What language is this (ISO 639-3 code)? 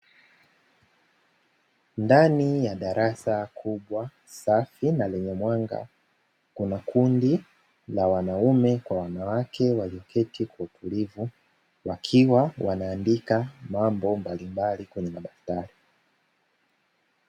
swa